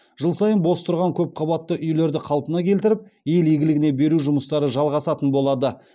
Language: Kazakh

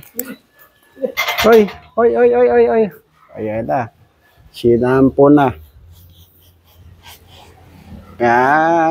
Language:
Filipino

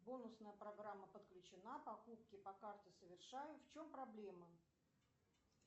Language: Russian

